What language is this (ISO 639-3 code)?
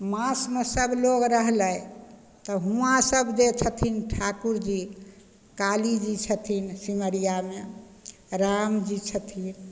mai